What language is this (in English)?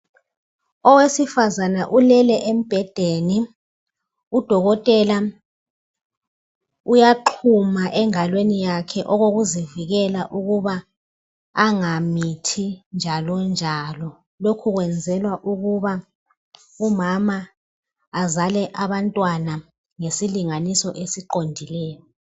North Ndebele